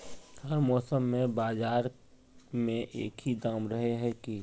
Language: Magahi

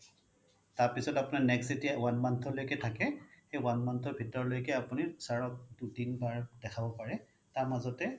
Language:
Assamese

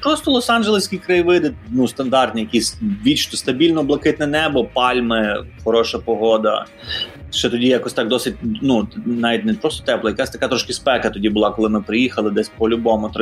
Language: Ukrainian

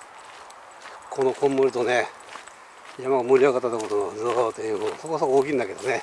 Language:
Japanese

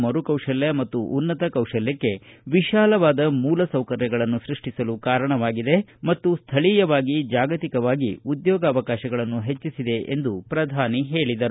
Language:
Kannada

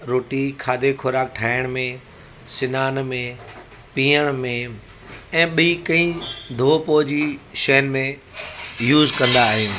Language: Sindhi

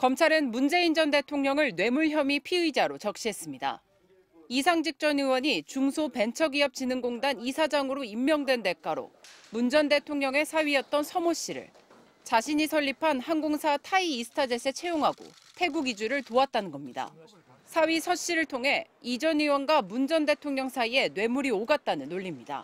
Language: Korean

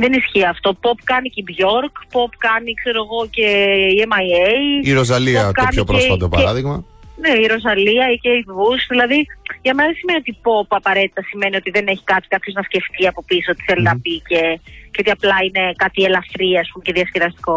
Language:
Greek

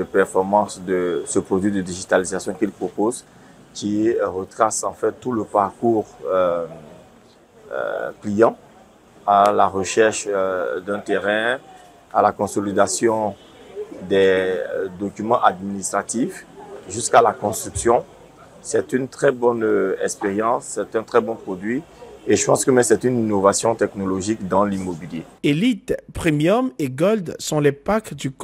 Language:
French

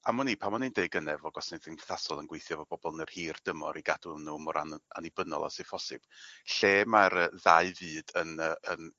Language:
Welsh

